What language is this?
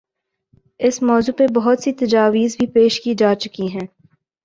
Urdu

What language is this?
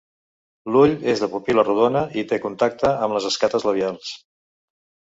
Catalan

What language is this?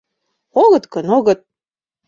Mari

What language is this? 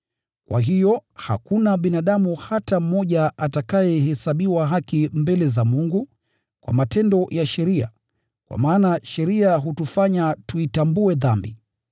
Swahili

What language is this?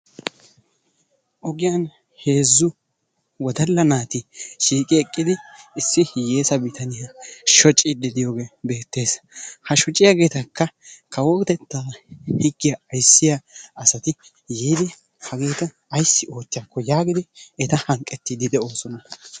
Wolaytta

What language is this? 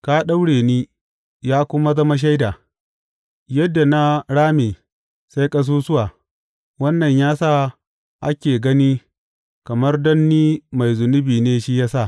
Hausa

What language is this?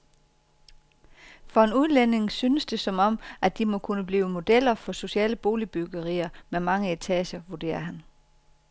Danish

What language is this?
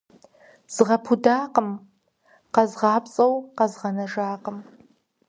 Kabardian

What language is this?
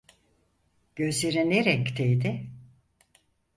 Turkish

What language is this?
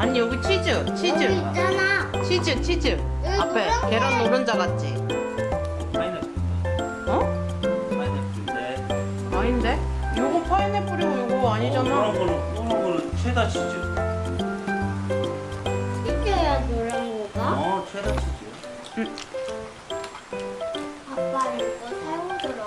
Korean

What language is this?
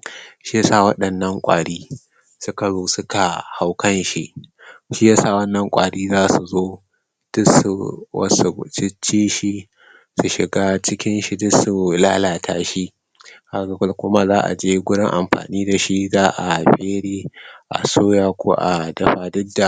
Hausa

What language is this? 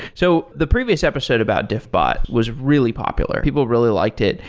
English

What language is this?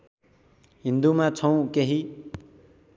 Nepali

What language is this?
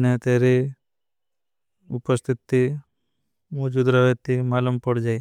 Bhili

